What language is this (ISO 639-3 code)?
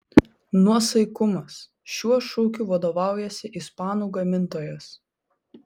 lit